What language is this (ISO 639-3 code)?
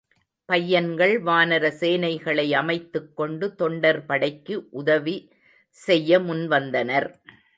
tam